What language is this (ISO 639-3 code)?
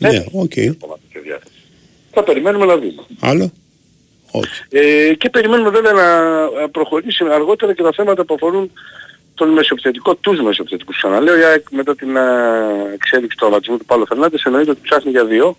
ell